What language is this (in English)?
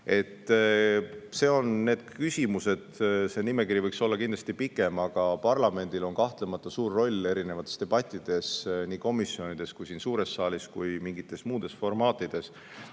Estonian